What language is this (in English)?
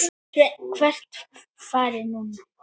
Icelandic